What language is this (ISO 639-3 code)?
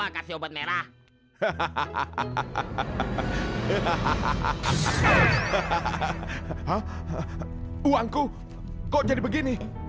ind